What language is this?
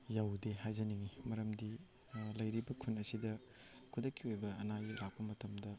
Manipuri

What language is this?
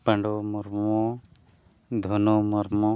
Santali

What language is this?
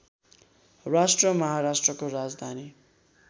Nepali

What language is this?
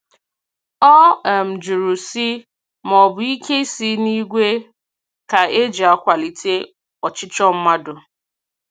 Igbo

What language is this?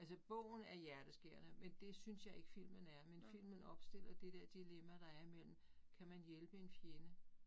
Danish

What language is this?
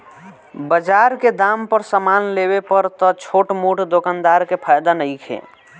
Bhojpuri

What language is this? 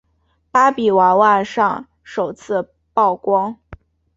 Chinese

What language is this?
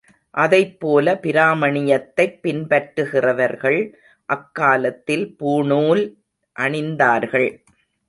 Tamil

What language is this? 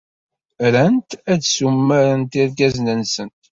Kabyle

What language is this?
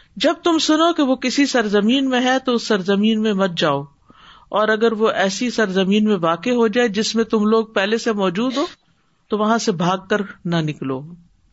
Urdu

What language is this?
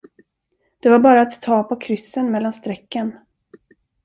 Swedish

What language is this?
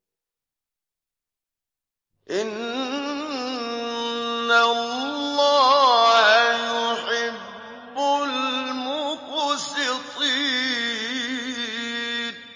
Arabic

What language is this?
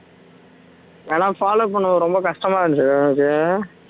Tamil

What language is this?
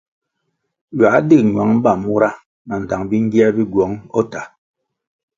Kwasio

